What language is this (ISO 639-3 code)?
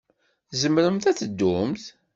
kab